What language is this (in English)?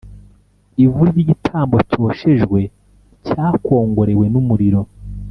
Kinyarwanda